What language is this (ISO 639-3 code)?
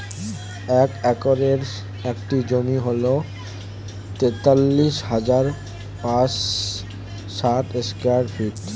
ben